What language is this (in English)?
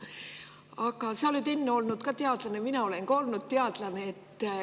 Estonian